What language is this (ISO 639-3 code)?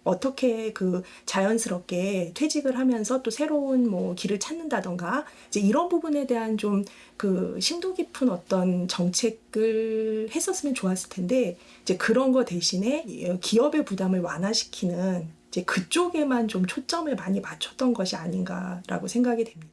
kor